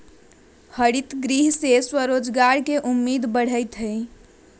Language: Magahi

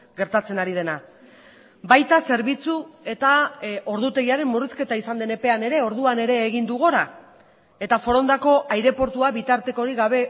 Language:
Basque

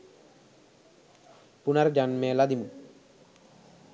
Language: Sinhala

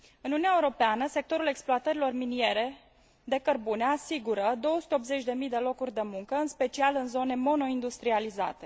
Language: Romanian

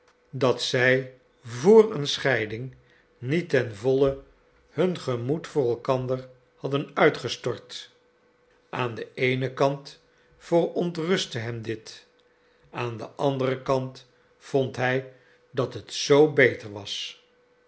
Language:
Dutch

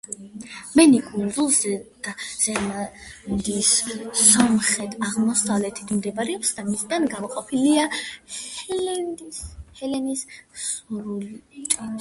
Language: Georgian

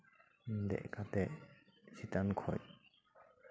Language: Santali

